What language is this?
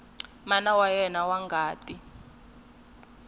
Tsonga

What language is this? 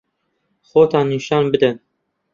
Central Kurdish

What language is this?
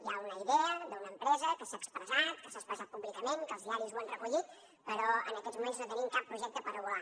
Catalan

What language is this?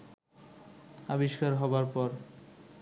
Bangla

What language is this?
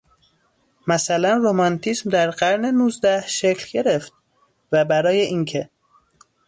Persian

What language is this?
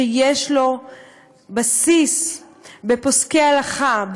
Hebrew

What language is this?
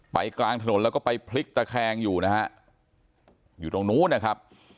Thai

